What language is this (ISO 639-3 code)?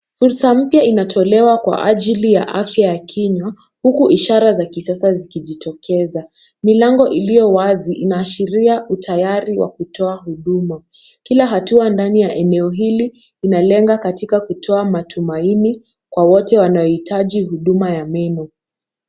swa